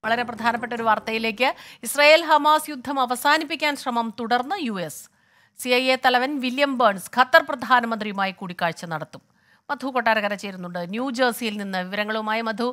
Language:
Malayalam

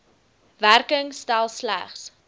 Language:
Afrikaans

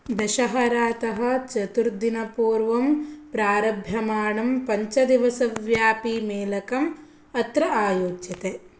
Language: Sanskrit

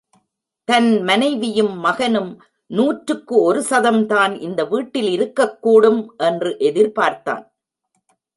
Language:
Tamil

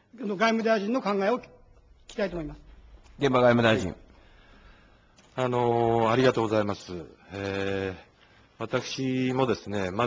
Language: Japanese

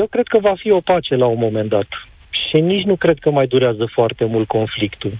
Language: Romanian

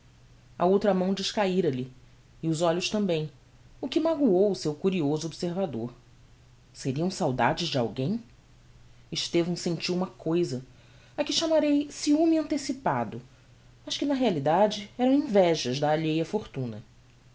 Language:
Portuguese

